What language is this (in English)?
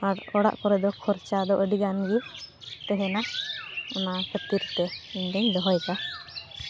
Santali